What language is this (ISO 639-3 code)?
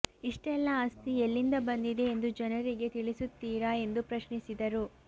kan